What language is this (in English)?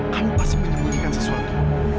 Indonesian